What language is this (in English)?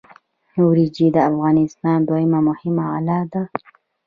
Pashto